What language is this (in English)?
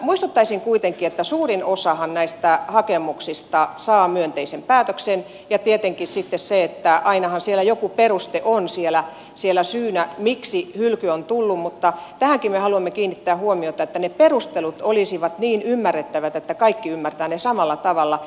Finnish